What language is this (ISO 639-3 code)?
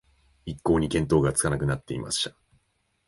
jpn